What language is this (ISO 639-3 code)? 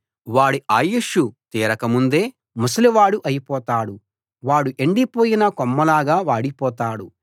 tel